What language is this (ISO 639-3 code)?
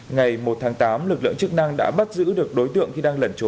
vie